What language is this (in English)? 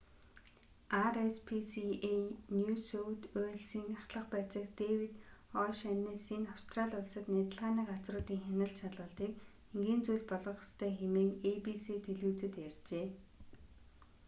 Mongolian